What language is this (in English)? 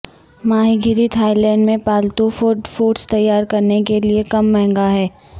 Urdu